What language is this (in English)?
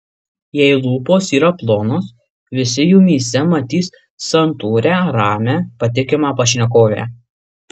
Lithuanian